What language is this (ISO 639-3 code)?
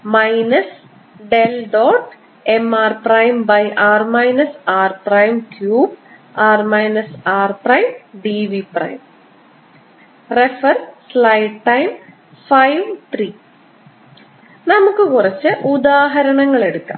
mal